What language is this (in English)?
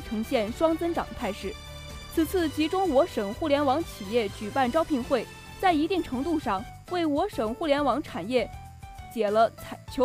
Chinese